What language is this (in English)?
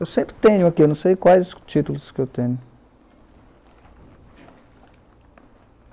Portuguese